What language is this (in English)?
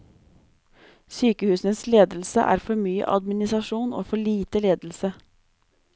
Norwegian